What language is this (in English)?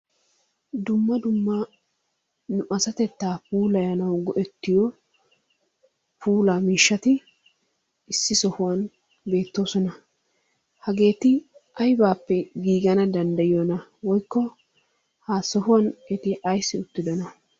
Wolaytta